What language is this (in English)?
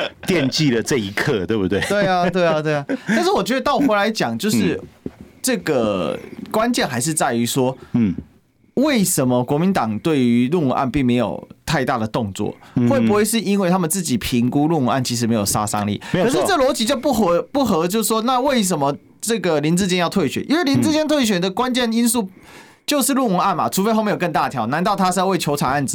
Chinese